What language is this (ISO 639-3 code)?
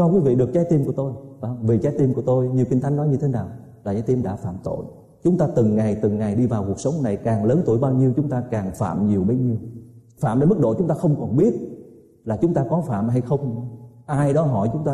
vie